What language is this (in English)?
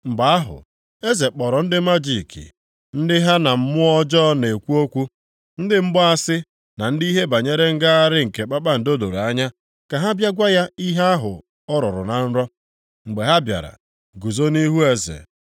Igbo